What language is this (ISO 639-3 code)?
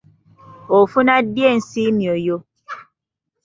lug